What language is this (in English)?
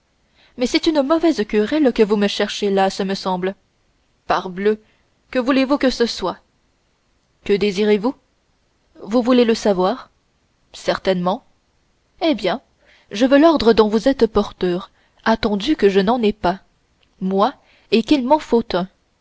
French